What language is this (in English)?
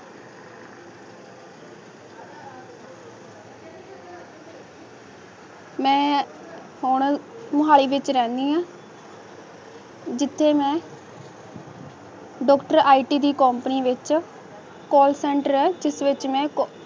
Punjabi